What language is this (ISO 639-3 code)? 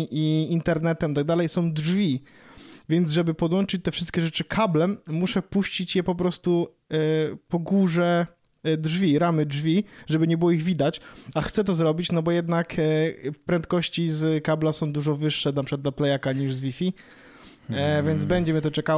pol